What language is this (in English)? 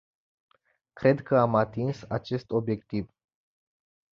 Romanian